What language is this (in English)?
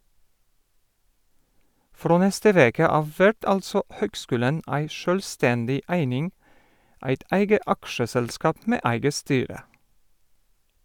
Norwegian